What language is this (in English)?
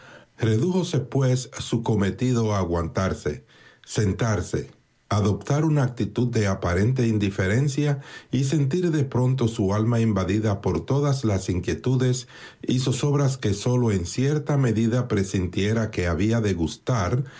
Spanish